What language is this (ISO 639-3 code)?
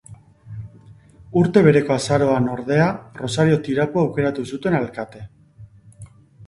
eus